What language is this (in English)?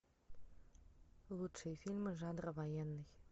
Russian